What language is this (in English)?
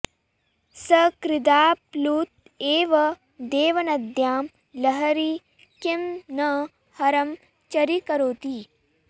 Sanskrit